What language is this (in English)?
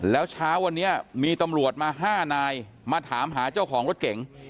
Thai